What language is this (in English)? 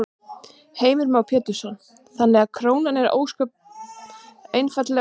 Icelandic